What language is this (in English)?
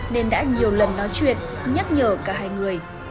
Vietnamese